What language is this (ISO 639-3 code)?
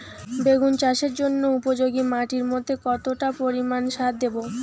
ben